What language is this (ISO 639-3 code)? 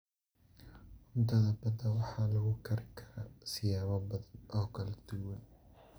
som